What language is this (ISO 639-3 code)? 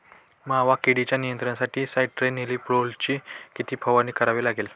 mar